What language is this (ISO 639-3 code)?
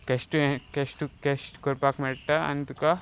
kok